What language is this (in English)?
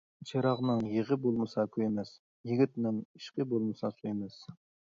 Uyghur